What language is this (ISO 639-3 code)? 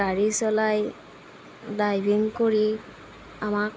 asm